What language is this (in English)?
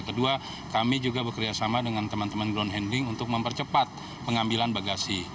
Indonesian